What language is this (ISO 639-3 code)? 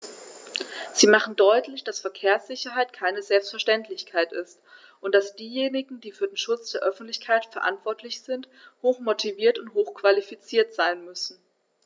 deu